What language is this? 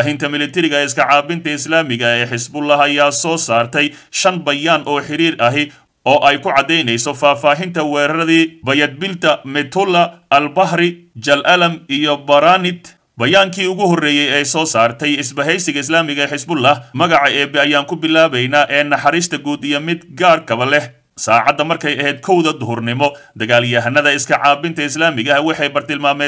Arabic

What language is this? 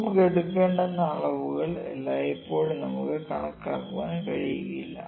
Malayalam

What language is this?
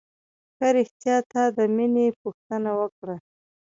Pashto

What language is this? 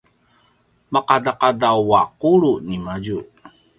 Paiwan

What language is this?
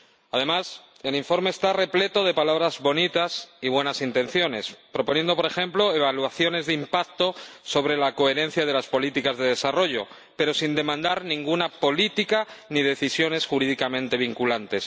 Spanish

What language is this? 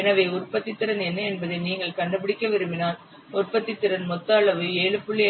Tamil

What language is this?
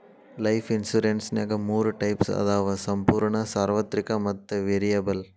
Kannada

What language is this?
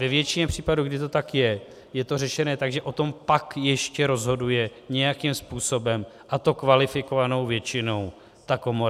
Czech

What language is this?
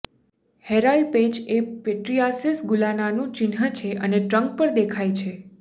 Gujarati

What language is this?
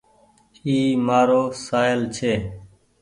Goaria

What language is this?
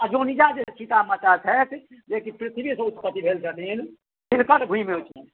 Maithili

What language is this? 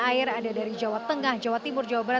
Indonesian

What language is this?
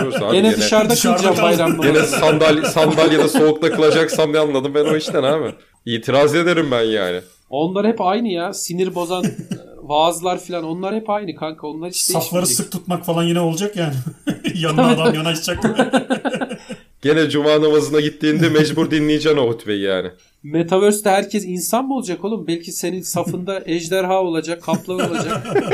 Turkish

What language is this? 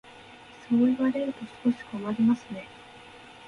Japanese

